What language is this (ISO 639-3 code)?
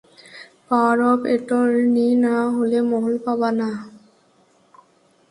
ben